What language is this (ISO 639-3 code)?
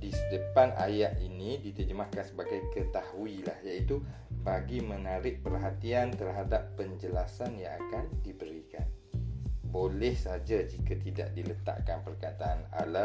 msa